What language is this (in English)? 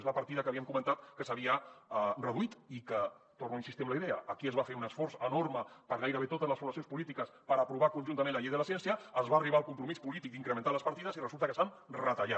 Catalan